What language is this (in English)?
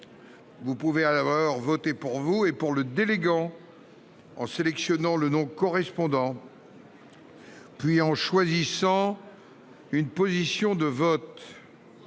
French